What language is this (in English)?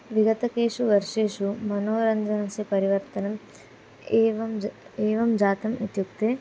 Sanskrit